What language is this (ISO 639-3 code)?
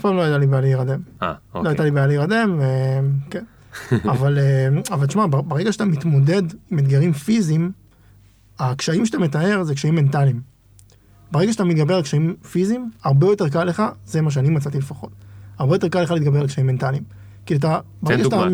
heb